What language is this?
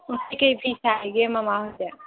Manipuri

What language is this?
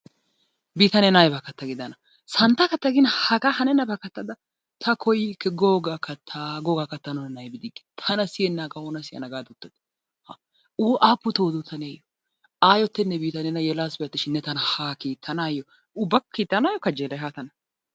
Wolaytta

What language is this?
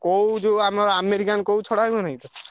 Odia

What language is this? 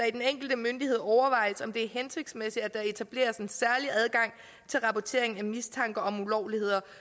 Danish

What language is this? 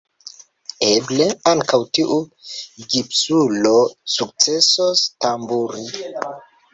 Esperanto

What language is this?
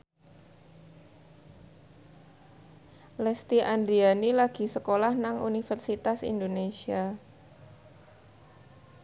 Javanese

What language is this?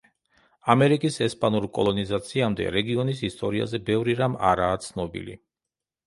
Georgian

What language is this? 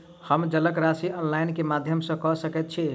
Maithili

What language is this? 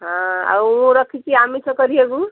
Odia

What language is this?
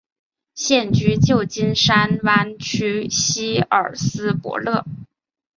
Chinese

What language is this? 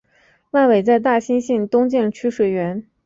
Chinese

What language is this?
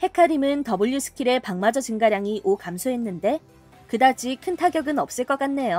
Korean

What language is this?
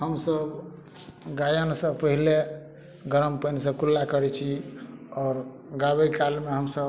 Maithili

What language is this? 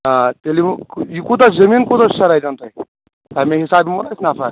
Kashmiri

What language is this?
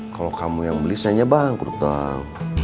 Indonesian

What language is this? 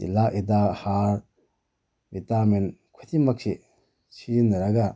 Manipuri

